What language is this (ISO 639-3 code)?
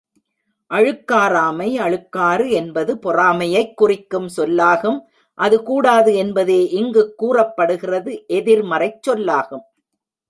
tam